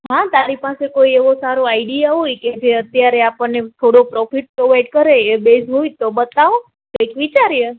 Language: Gujarati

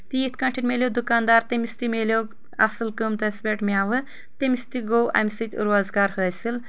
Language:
Kashmiri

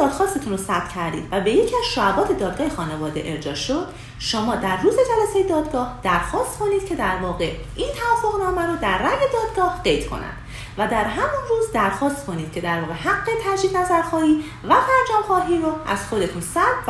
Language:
Persian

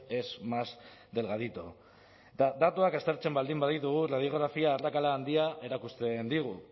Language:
Basque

